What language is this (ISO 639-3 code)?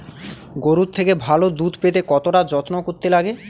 ben